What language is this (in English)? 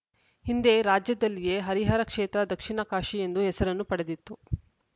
Kannada